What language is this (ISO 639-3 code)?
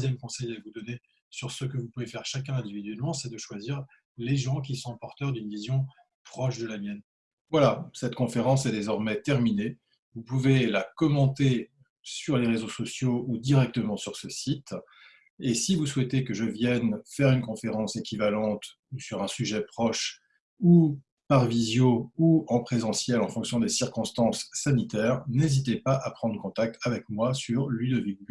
fra